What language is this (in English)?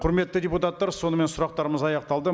Kazakh